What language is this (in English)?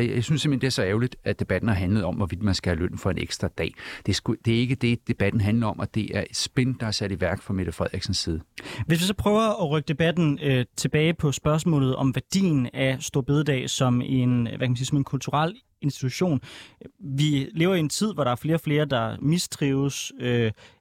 Danish